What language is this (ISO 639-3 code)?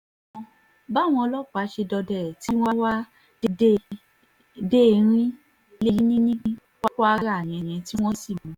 yor